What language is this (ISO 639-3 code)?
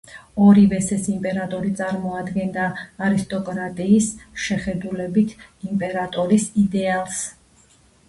kat